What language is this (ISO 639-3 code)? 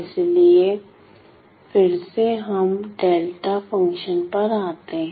hin